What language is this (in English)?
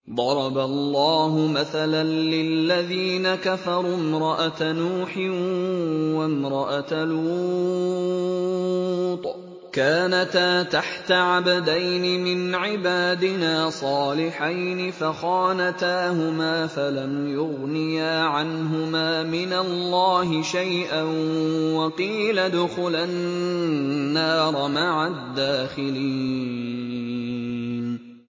Arabic